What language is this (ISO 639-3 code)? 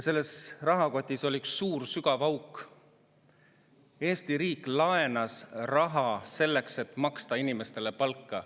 est